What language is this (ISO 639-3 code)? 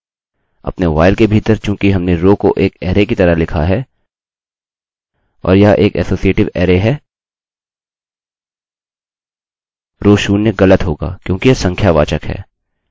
hin